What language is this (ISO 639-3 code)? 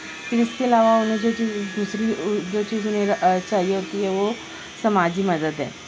urd